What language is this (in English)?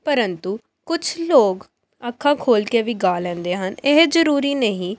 Punjabi